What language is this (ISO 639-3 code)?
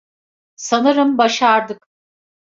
tur